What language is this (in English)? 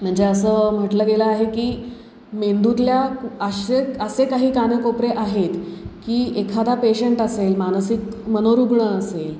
Marathi